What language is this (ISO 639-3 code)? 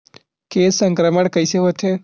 hne